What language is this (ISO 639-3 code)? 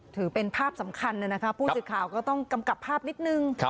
tha